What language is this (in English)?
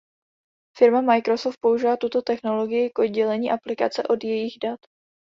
Czech